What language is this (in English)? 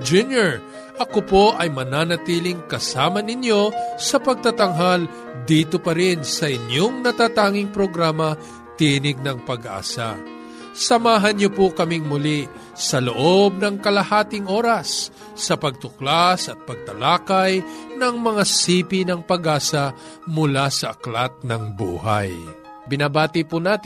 Filipino